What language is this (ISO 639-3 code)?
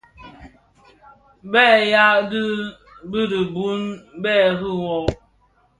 ksf